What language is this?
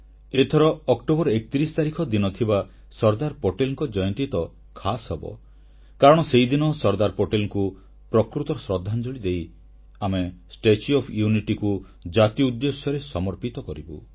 Odia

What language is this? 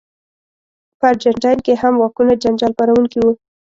Pashto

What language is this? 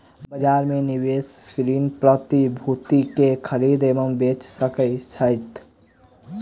Maithili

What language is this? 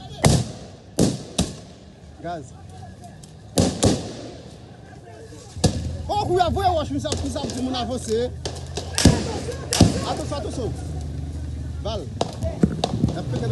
French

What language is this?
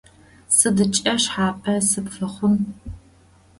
Adyghe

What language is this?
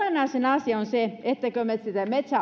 Finnish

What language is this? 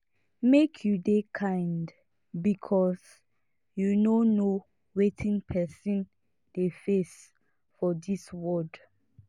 Nigerian Pidgin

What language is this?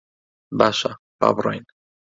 Central Kurdish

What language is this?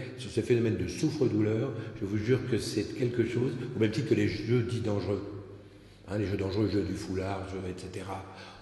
French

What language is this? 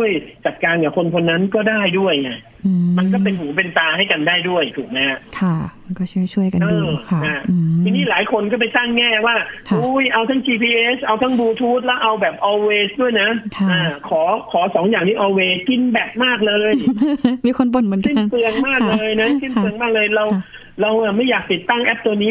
Thai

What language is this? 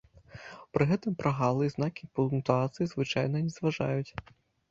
Belarusian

